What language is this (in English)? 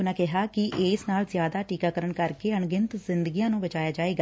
Punjabi